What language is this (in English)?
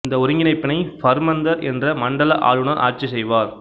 Tamil